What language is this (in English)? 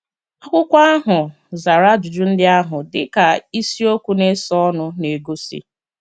Igbo